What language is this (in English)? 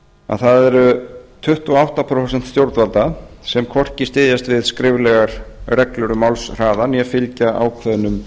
Icelandic